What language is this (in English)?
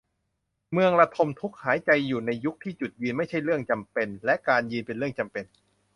Thai